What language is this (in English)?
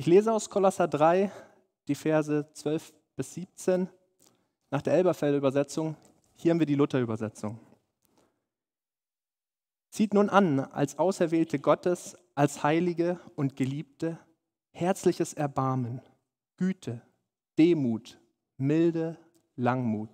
German